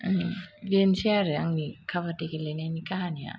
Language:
Bodo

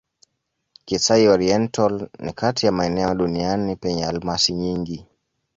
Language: Swahili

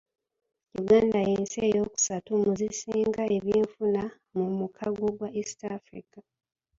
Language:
Ganda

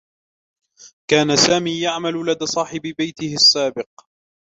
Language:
Arabic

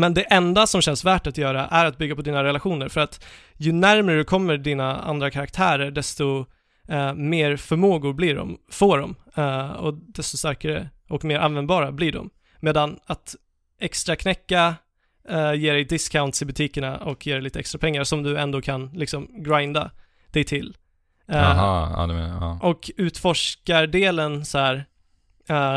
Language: Swedish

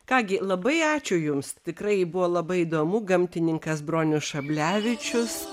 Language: Lithuanian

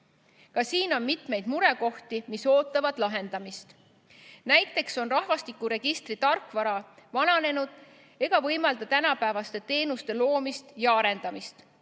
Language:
Estonian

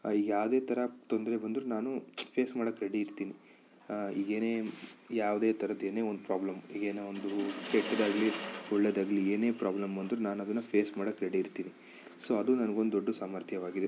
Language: Kannada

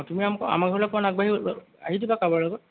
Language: Assamese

